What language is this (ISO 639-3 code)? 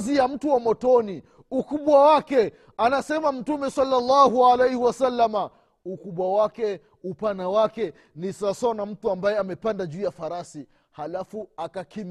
swa